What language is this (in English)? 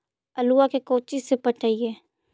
Magahi